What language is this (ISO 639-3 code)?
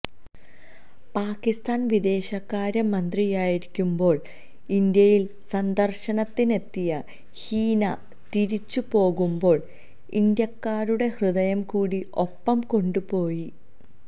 mal